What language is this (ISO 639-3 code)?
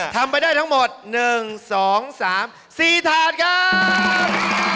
tha